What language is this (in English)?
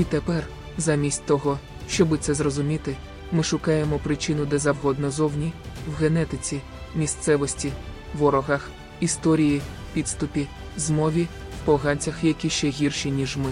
Ukrainian